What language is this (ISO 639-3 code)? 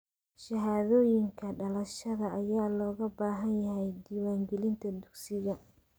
som